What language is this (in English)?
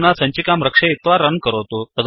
Sanskrit